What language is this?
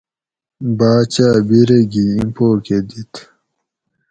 Gawri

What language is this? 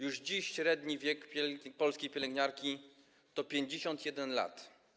Polish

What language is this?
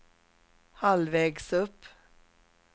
Swedish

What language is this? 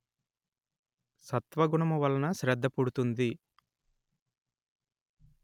Telugu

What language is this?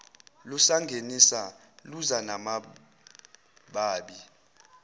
Zulu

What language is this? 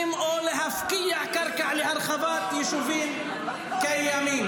Hebrew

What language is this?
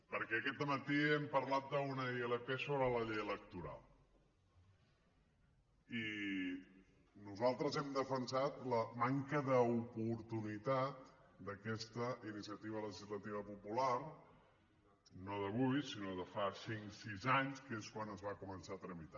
Catalan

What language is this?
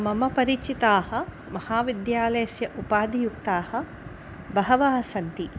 Sanskrit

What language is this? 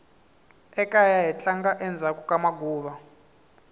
Tsonga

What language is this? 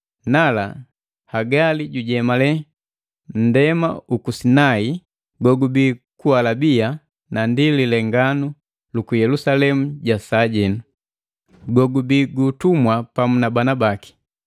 Matengo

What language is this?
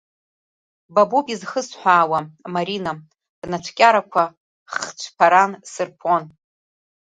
Abkhazian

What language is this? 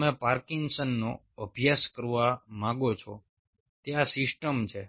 Gujarati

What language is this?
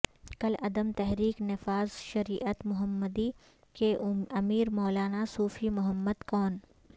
Urdu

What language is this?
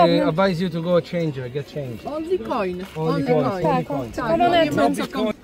Polish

